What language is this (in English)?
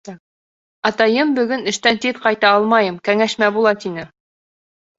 Bashkir